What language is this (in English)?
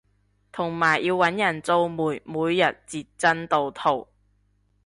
Cantonese